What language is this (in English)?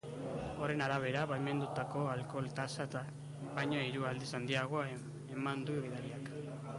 Basque